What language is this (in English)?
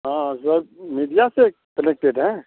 Maithili